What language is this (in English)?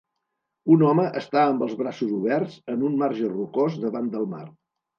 Catalan